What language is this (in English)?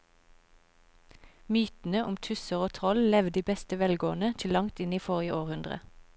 Norwegian